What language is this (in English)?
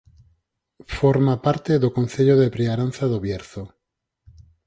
Galician